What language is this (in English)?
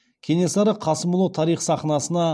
Kazakh